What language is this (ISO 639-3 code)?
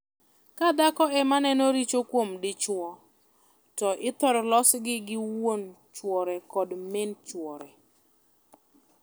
luo